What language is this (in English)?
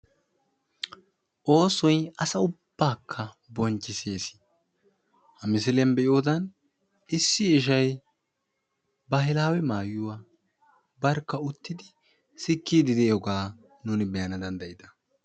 Wolaytta